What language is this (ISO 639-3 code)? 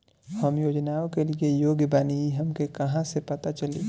bho